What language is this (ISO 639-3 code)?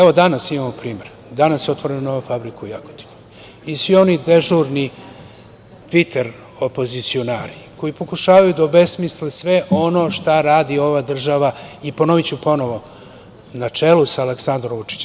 srp